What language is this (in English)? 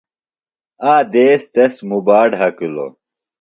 Phalura